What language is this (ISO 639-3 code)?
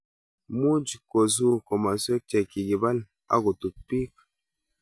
kln